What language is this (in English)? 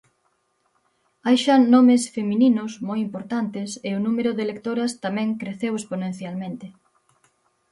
Galician